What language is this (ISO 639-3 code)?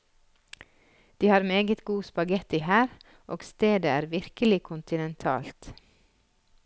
nor